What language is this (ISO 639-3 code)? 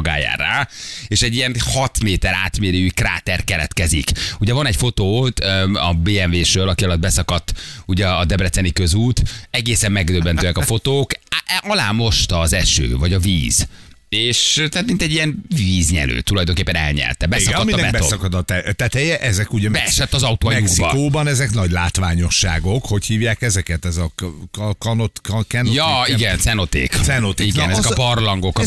hun